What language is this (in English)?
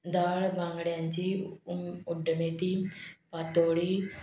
Konkani